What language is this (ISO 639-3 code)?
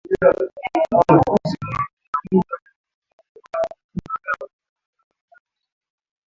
swa